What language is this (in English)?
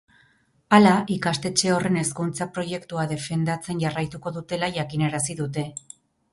Basque